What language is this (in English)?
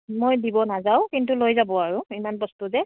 Assamese